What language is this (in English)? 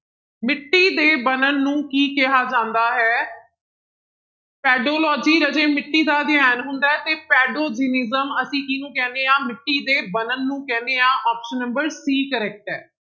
Punjabi